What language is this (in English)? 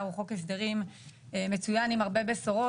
Hebrew